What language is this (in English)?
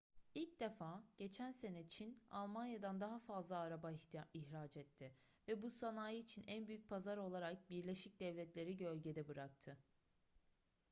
Turkish